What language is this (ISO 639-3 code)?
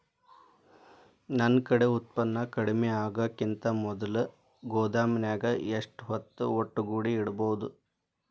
kan